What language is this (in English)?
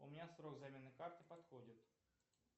Russian